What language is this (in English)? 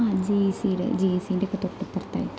Malayalam